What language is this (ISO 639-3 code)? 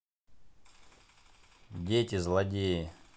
rus